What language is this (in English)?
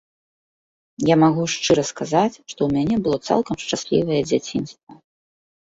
Belarusian